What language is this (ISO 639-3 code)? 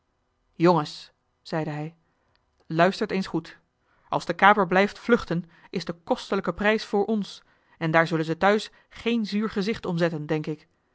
nld